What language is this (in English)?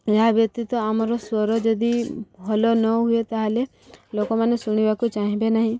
Odia